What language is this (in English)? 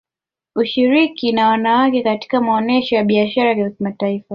Swahili